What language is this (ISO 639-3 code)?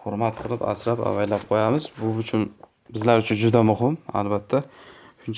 tur